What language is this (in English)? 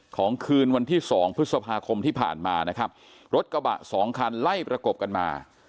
Thai